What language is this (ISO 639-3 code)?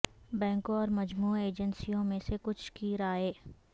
urd